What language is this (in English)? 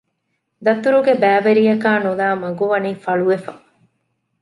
Divehi